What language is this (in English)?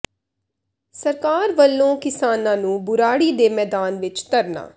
Punjabi